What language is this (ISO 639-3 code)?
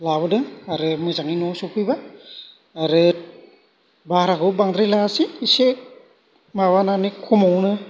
brx